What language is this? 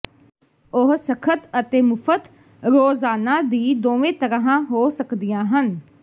Punjabi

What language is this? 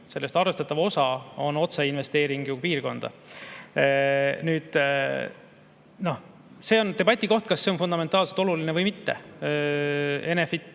Estonian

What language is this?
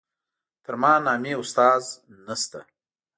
Pashto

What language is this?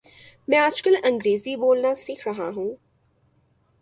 Urdu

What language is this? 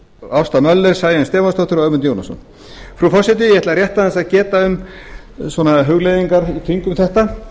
Icelandic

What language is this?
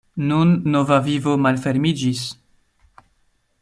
Esperanto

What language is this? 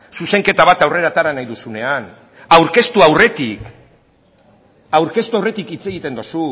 Basque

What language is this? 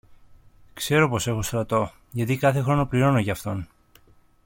Greek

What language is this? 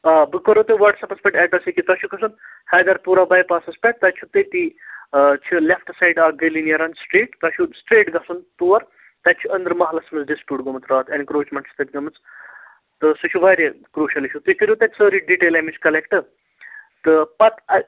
Kashmiri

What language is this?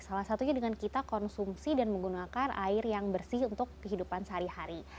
Indonesian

